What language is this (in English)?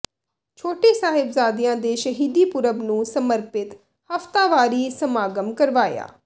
Punjabi